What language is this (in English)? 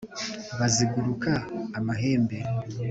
Kinyarwanda